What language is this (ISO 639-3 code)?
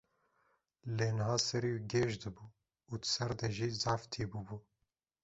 kur